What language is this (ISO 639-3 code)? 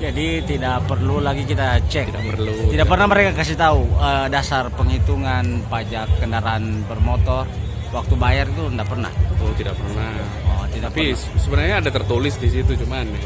ind